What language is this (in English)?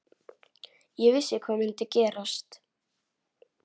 Icelandic